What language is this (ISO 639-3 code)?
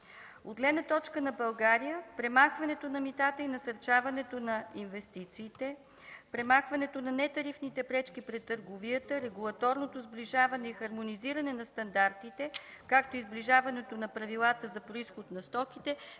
bul